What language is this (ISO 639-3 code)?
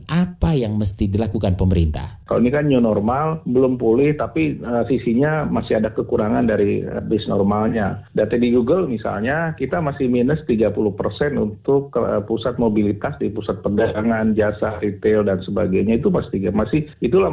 ind